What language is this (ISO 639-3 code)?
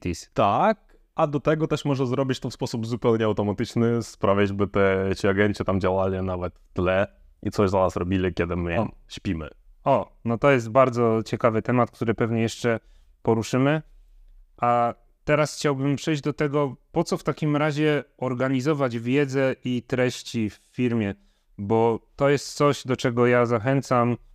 pol